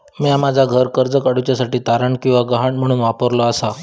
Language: Marathi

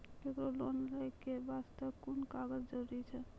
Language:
Maithili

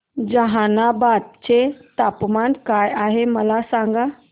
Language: Marathi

